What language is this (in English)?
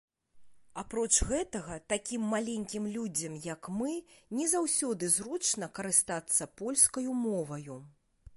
Belarusian